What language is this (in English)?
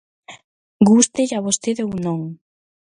Galician